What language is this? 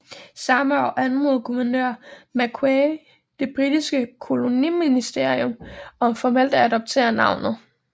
Danish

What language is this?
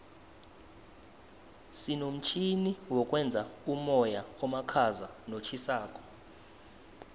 South Ndebele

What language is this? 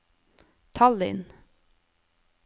Norwegian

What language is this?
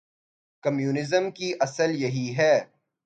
Urdu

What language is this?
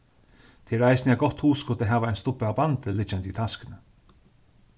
Faroese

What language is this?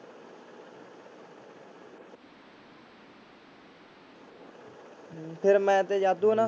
Punjabi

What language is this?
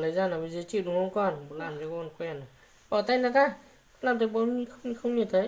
Vietnamese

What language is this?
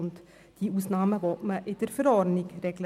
Swiss German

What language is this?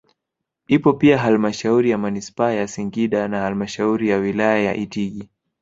Swahili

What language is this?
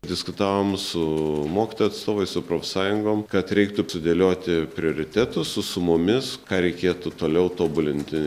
Lithuanian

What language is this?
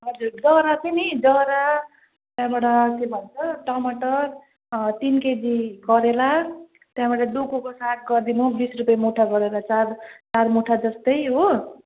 Nepali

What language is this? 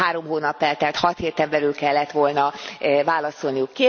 Hungarian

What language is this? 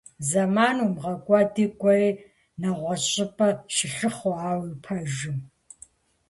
Kabardian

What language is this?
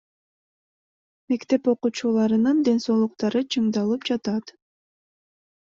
Kyrgyz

